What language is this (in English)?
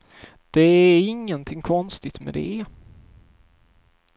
Swedish